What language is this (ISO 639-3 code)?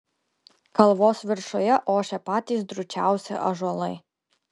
lit